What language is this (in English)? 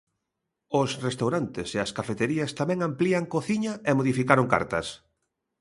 Galician